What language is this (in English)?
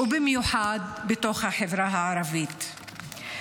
Hebrew